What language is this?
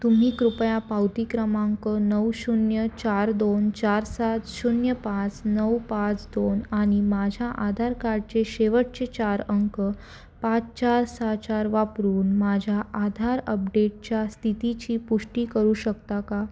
Marathi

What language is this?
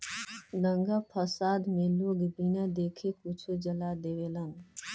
Bhojpuri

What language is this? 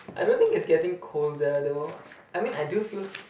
English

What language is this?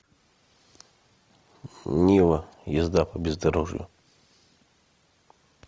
Russian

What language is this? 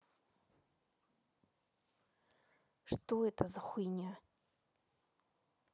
Russian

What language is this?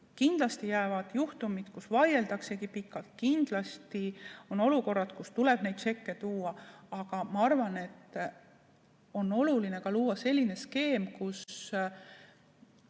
Estonian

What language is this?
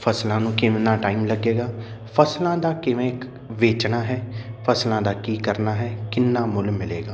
Punjabi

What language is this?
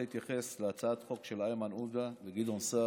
Hebrew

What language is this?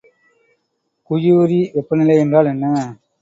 Tamil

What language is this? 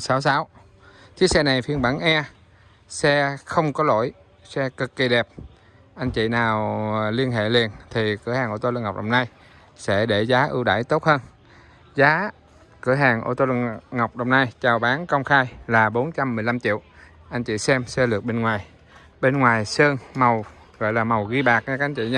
Vietnamese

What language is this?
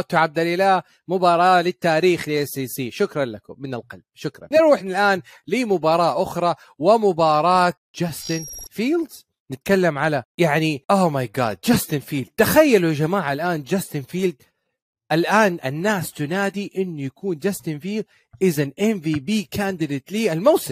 Arabic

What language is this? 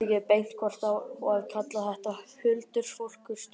Icelandic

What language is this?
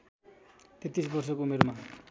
Nepali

